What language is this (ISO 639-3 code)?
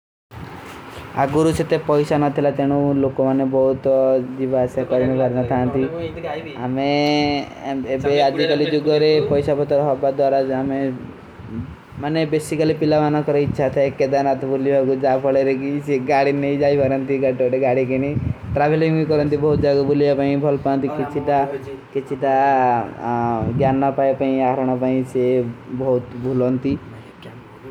uki